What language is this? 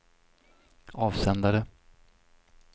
Swedish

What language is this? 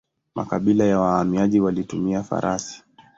Swahili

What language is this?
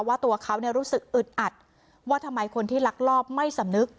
Thai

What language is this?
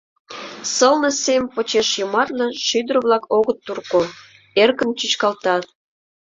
Mari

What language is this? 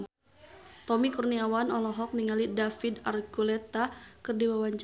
Sundanese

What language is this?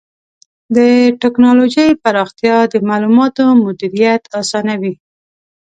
Pashto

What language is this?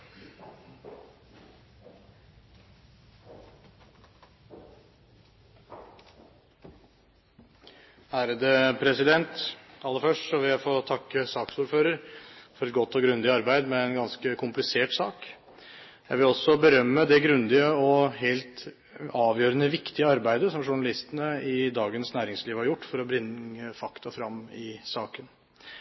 Norwegian Bokmål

